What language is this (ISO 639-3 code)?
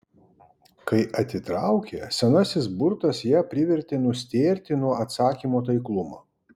lit